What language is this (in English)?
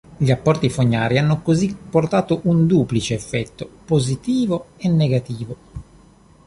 Italian